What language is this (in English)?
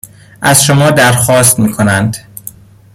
Persian